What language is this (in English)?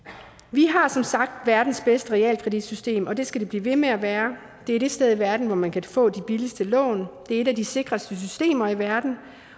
Danish